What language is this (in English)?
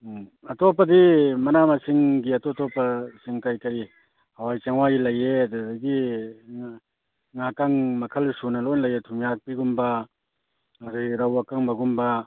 Manipuri